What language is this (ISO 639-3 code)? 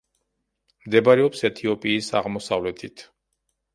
kat